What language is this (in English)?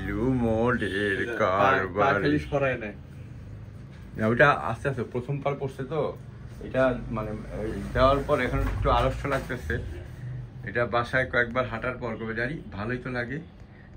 Korean